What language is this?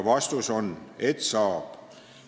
Estonian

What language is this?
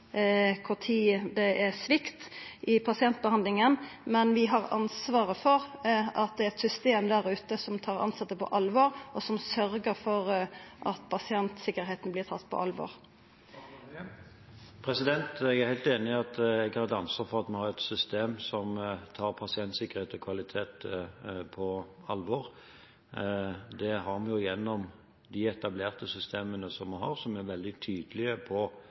Norwegian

